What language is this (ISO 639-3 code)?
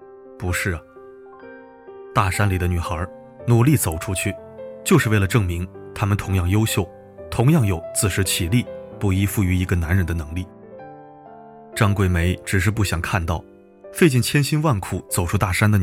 zho